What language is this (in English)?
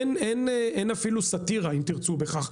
Hebrew